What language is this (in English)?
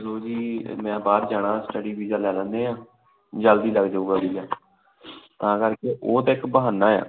Punjabi